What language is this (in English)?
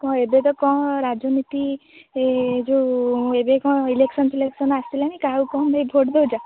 Odia